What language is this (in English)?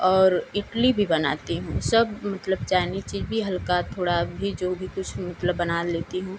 Hindi